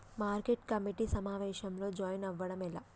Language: Telugu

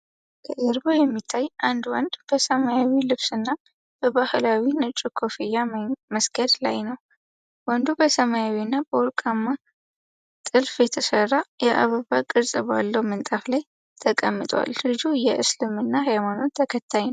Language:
Amharic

